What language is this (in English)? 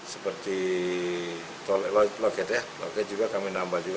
Indonesian